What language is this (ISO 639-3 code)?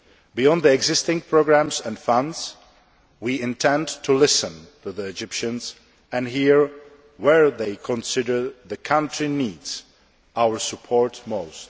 eng